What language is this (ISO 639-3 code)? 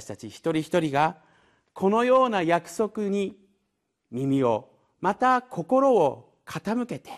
jpn